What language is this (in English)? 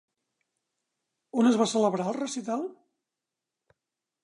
Catalan